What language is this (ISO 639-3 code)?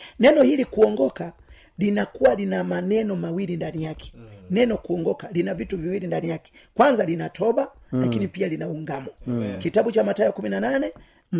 swa